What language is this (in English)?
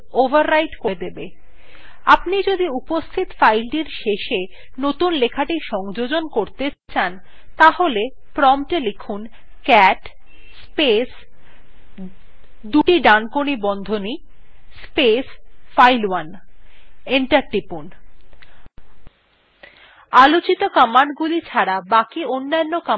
Bangla